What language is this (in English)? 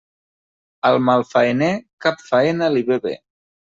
Catalan